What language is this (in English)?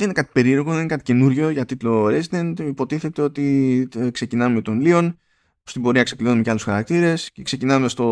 Greek